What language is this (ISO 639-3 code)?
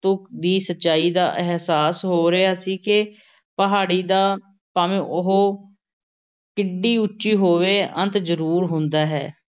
pan